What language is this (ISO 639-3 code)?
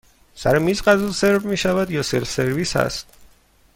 fas